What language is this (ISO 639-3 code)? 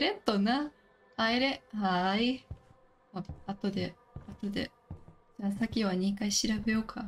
jpn